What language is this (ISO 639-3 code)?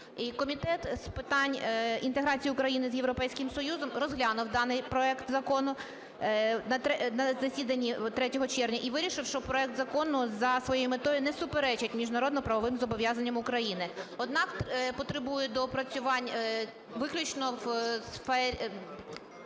ukr